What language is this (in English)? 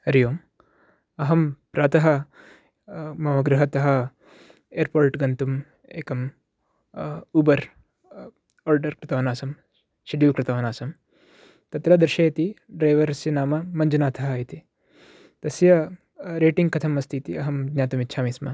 Sanskrit